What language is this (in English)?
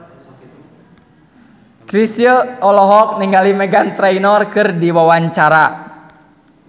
Sundanese